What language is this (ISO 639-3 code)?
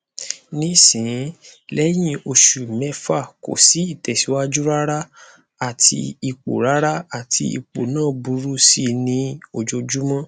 yor